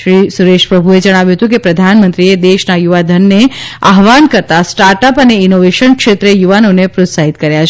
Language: Gujarati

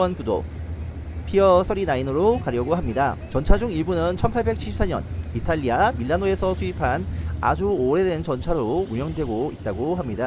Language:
Korean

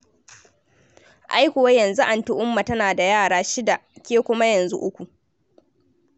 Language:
Hausa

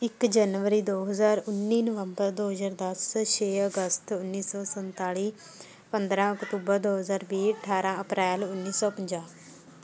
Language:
Punjabi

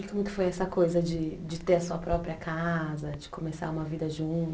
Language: Portuguese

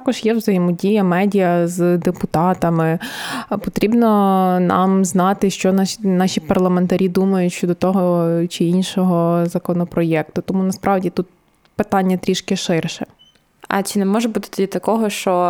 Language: Ukrainian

